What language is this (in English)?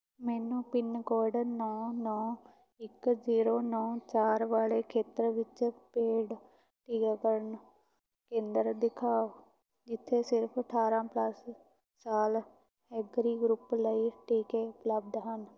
Punjabi